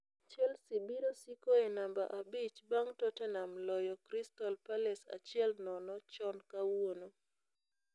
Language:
Luo (Kenya and Tanzania)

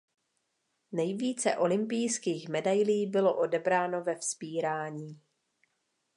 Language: Czech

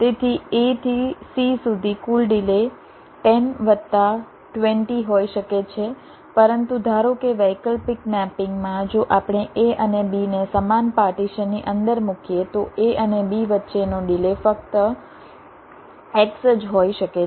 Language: Gujarati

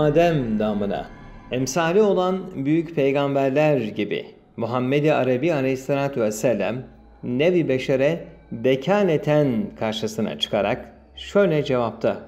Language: Turkish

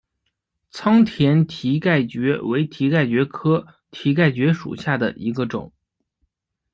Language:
Chinese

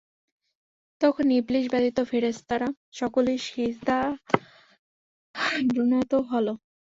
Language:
Bangla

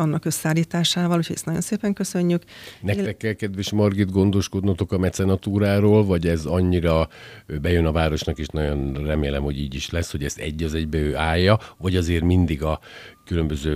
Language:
Hungarian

